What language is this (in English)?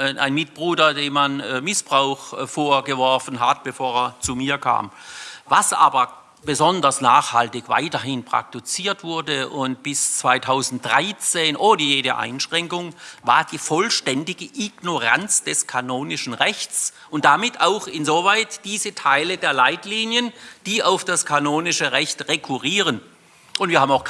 German